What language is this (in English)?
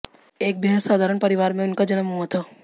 Hindi